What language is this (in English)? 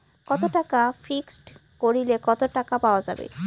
Bangla